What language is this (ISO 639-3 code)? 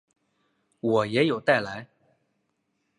zho